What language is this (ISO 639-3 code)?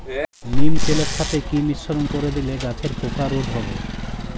ben